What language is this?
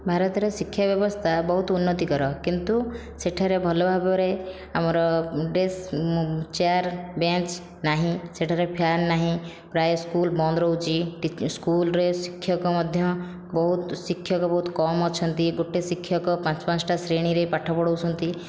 Odia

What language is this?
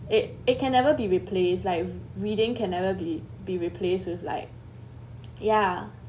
English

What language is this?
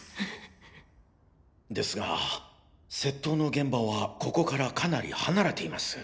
Japanese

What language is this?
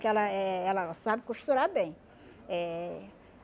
Portuguese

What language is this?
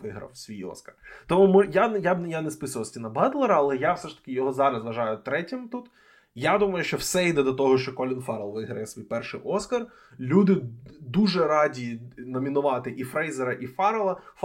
Ukrainian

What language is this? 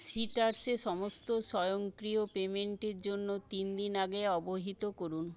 Bangla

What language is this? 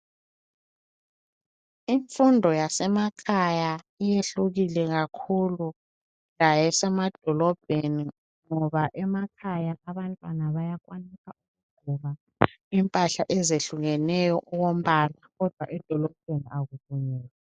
North Ndebele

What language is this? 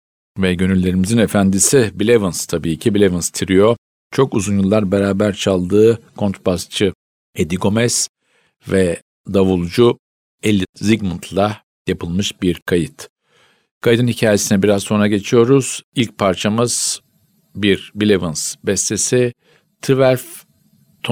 Turkish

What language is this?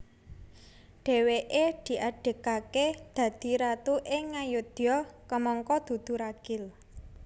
Javanese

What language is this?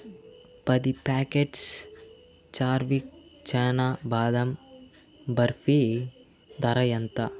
Telugu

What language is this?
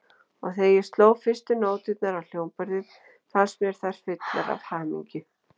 Icelandic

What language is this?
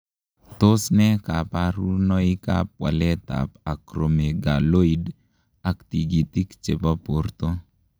Kalenjin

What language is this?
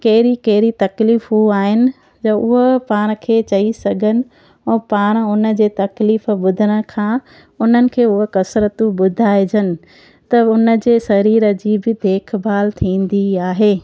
Sindhi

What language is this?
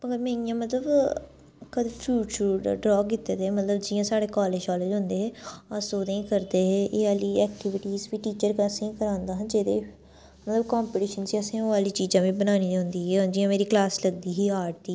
Dogri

